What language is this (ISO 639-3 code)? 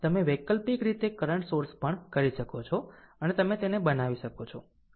guj